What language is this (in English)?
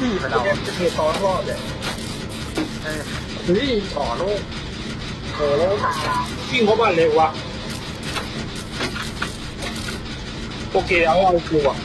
Thai